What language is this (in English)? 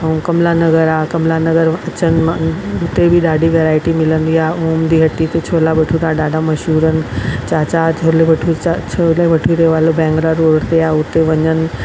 Sindhi